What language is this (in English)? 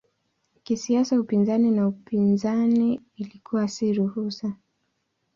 Swahili